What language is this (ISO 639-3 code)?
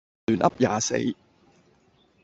yue